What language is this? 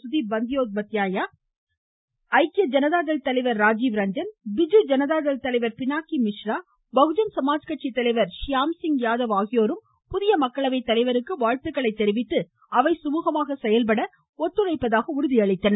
Tamil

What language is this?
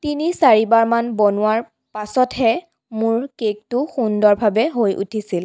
Assamese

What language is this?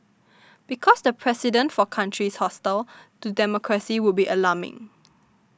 English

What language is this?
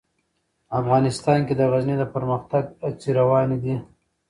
Pashto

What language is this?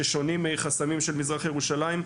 Hebrew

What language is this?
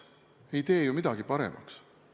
Estonian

